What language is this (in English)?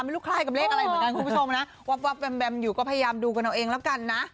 Thai